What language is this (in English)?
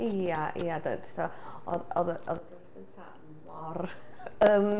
Welsh